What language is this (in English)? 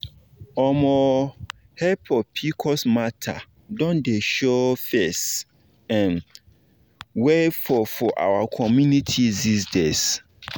Nigerian Pidgin